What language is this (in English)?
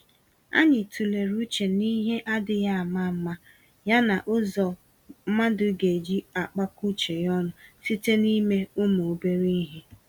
Igbo